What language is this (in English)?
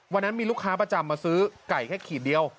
Thai